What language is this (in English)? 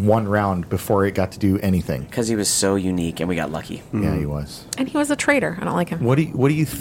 English